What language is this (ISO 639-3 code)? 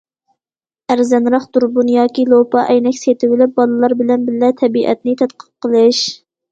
uig